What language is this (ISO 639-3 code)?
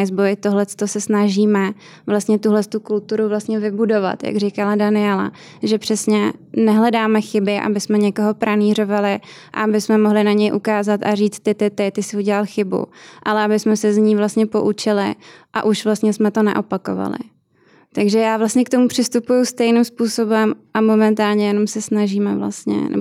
ces